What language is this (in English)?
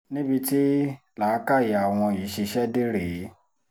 Yoruba